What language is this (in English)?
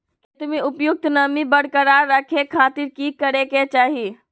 Magahi